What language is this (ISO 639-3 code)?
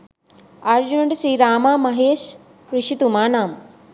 sin